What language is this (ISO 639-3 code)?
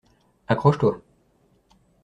fra